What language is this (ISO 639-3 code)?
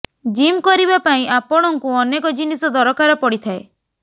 ori